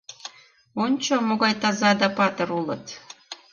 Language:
Mari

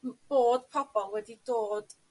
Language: Welsh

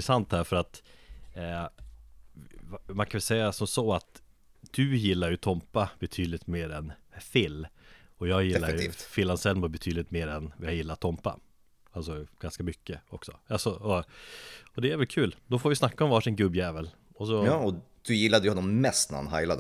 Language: Swedish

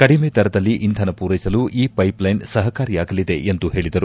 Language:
Kannada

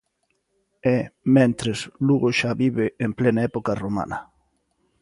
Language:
Galician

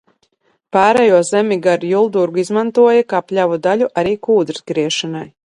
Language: Latvian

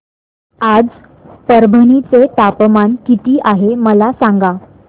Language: Marathi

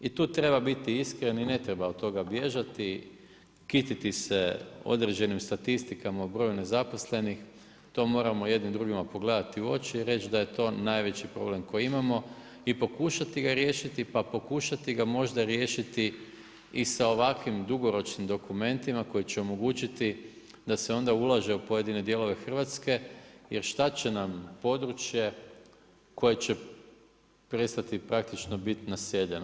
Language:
Croatian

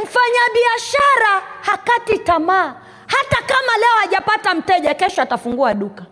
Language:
Swahili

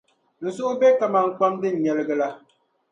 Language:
Dagbani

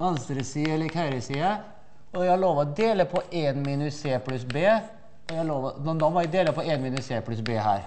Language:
Norwegian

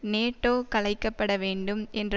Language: Tamil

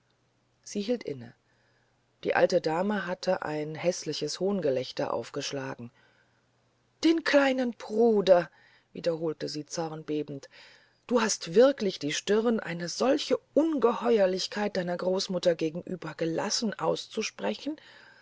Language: German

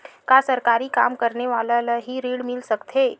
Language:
Chhattisgarhi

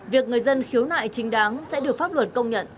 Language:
Vietnamese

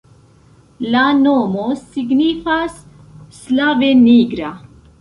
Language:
Esperanto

